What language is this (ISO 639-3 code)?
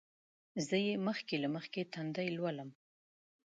pus